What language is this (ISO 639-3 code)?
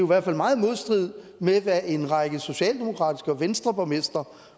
dan